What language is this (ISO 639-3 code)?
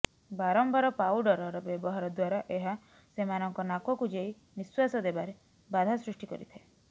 ori